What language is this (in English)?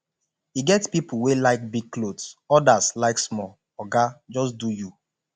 Nigerian Pidgin